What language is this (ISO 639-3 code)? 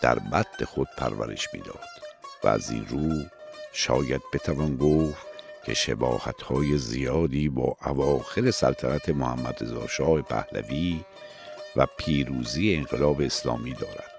fas